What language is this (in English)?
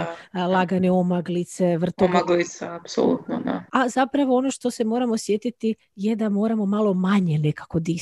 Croatian